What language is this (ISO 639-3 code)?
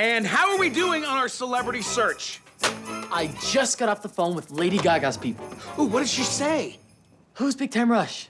eng